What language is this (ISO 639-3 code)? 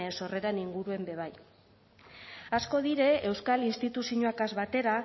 eus